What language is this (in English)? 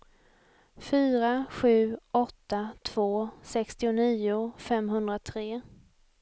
Swedish